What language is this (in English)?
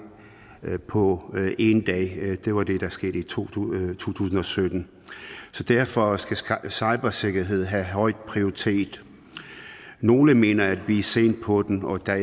Danish